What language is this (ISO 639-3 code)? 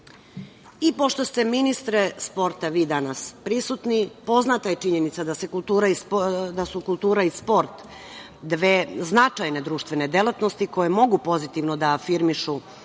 srp